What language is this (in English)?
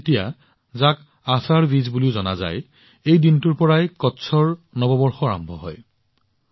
Assamese